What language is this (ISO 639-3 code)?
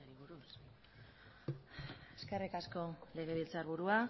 eus